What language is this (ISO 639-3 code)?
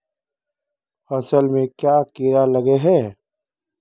mag